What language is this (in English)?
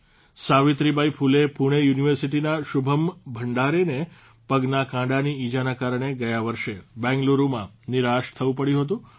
Gujarati